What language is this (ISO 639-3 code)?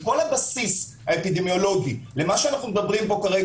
heb